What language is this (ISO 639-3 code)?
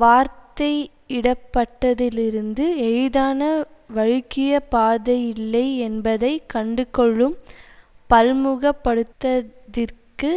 tam